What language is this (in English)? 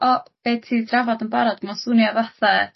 Welsh